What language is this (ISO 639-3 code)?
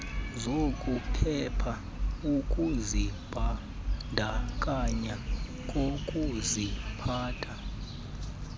xho